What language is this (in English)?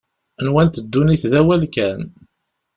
Kabyle